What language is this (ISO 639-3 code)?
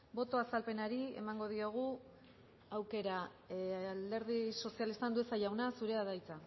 eus